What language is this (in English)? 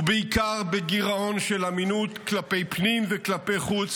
Hebrew